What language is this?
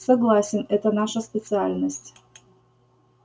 Russian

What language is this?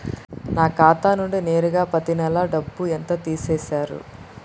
Telugu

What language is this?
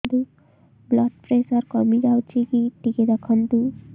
Odia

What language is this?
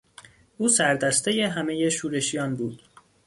Persian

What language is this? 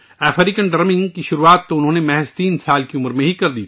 Urdu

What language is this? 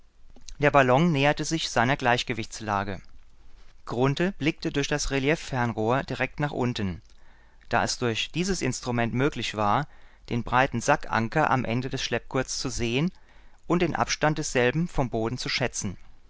German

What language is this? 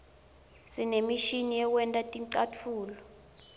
Swati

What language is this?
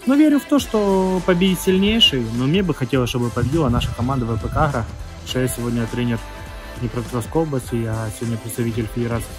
Russian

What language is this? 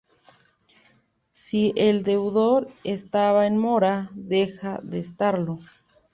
Spanish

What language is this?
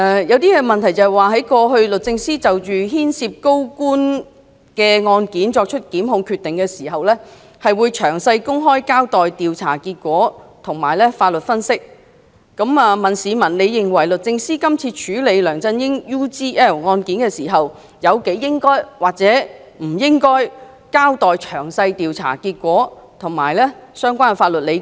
Cantonese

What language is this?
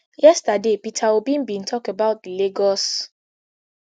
Nigerian Pidgin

